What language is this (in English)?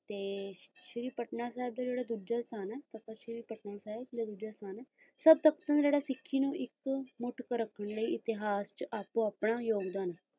Punjabi